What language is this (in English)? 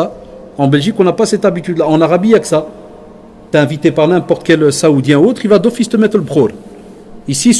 French